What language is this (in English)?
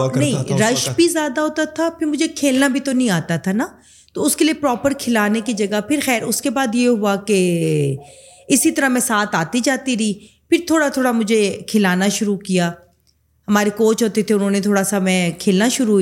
Urdu